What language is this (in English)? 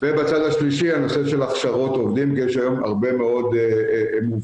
Hebrew